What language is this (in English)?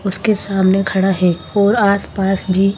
Hindi